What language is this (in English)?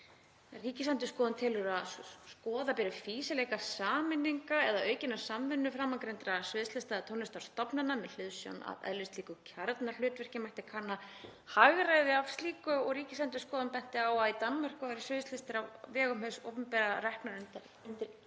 Icelandic